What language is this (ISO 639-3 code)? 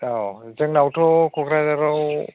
brx